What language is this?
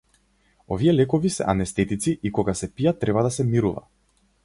Macedonian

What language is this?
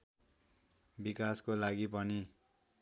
Nepali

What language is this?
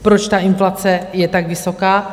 Czech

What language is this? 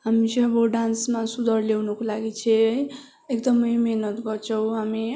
Nepali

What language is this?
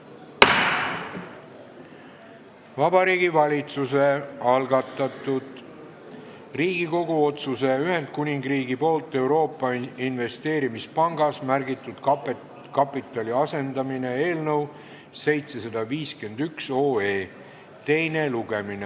Estonian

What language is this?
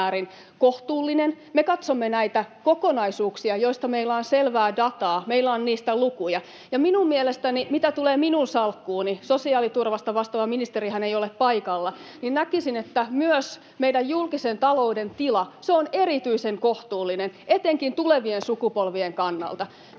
Finnish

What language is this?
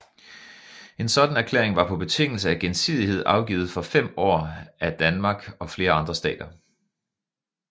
Danish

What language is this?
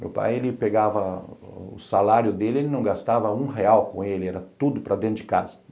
Portuguese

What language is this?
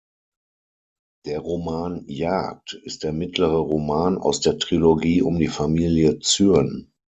German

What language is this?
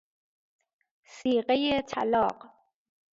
Persian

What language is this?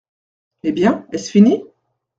French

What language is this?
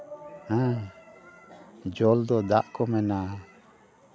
Santali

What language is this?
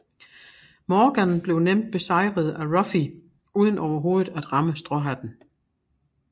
Danish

